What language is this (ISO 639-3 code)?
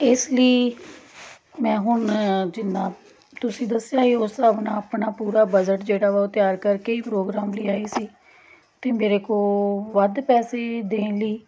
pan